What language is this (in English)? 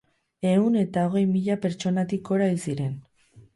Basque